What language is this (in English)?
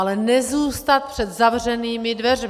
Czech